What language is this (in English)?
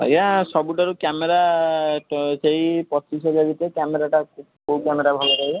Odia